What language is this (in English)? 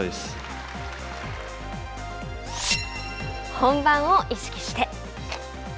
Japanese